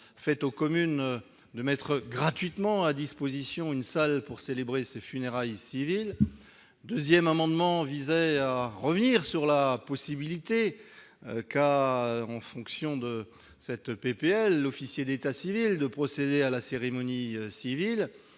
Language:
French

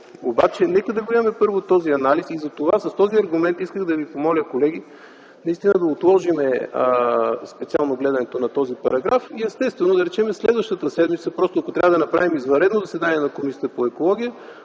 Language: Bulgarian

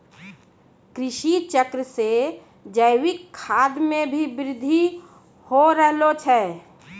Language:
Maithili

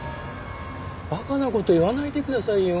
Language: Japanese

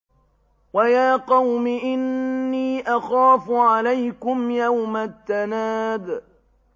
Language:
Arabic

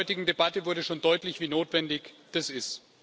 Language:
German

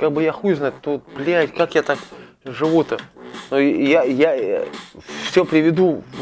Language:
Russian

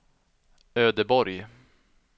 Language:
Swedish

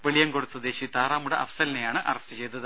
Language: Malayalam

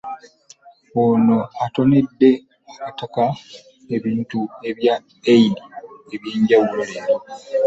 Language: Ganda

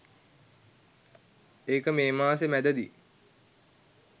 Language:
Sinhala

